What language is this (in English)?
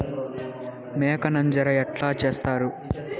Telugu